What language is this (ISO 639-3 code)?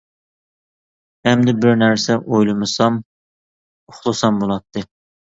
uig